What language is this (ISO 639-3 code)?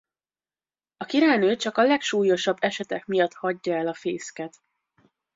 hun